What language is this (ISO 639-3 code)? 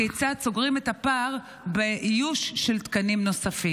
heb